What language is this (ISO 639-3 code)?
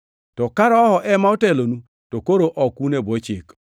luo